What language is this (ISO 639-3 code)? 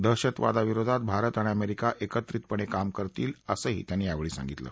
mar